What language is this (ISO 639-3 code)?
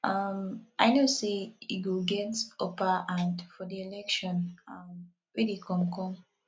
pcm